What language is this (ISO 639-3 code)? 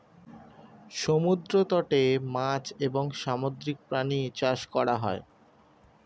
ben